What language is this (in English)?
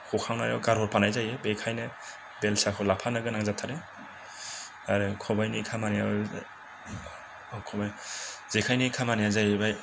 Bodo